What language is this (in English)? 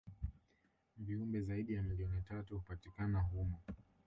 Swahili